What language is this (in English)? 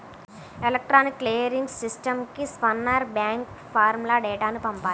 Telugu